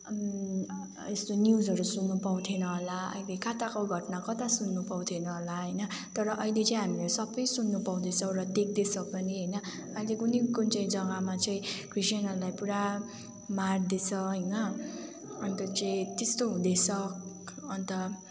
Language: Nepali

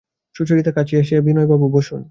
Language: Bangla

